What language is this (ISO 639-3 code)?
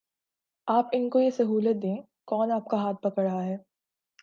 urd